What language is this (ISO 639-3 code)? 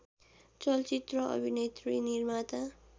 nep